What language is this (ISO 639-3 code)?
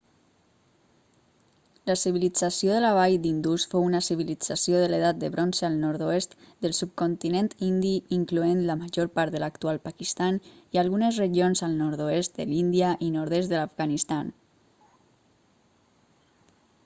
cat